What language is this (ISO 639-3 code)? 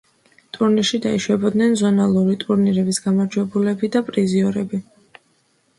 kat